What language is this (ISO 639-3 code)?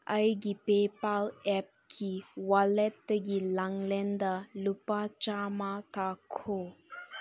mni